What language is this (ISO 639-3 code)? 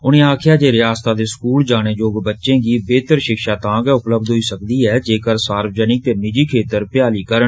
doi